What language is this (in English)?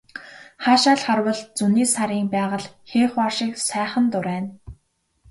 Mongolian